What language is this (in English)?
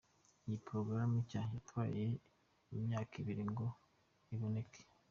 Kinyarwanda